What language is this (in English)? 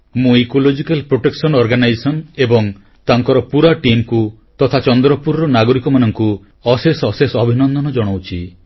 Odia